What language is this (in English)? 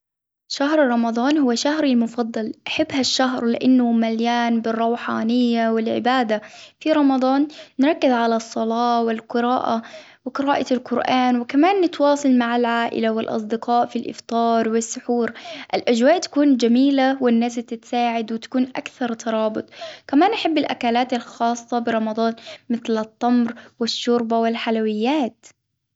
Hijazi Arabic